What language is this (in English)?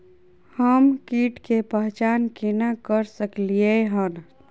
Maithili